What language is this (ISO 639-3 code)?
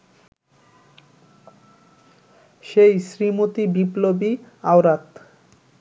ben